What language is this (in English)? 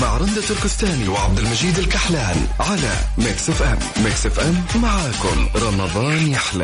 Arabic